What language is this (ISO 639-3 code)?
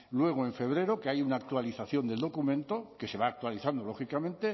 spa